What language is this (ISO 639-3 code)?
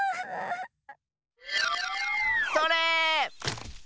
jpn